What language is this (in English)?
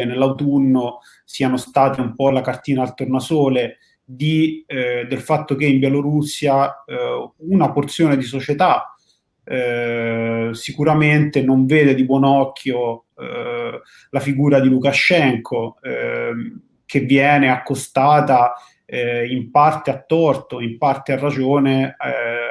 Italian